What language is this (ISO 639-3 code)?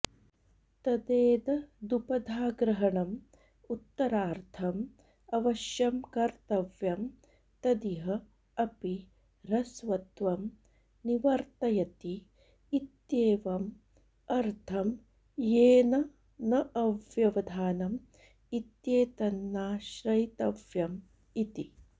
san